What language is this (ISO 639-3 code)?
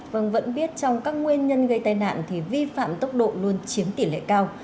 vie